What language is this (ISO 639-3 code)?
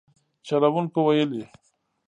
pus